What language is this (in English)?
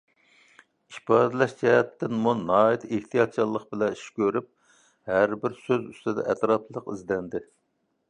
Uyghur